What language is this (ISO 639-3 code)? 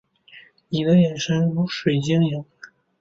zho